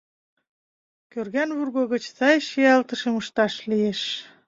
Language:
Mari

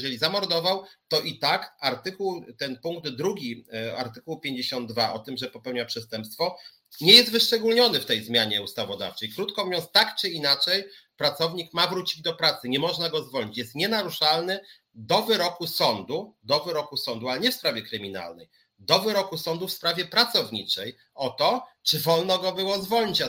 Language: Polish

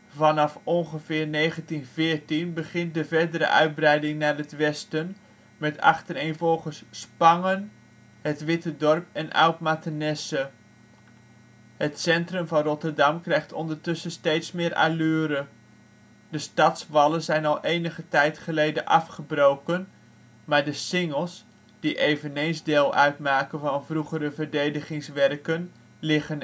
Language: Dutch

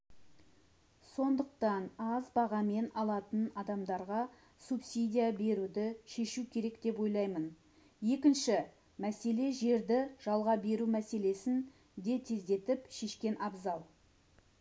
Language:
Kazakh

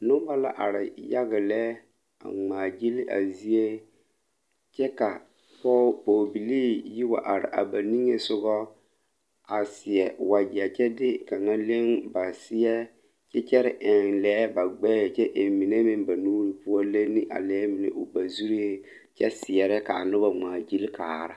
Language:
Southern Dagaare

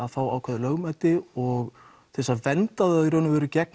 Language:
Icelandic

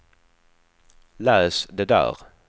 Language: Swedish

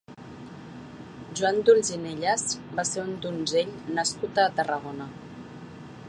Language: Catalan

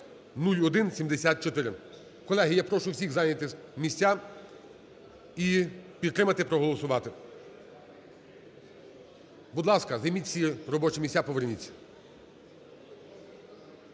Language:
Ukrainian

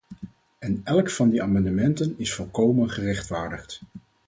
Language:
Dutch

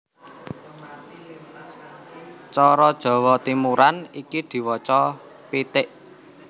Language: Javanese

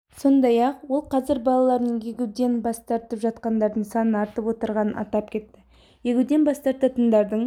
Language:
Kazakh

